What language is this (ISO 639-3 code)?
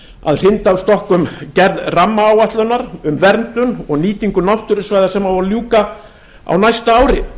isl